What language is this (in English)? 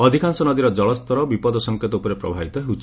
Odia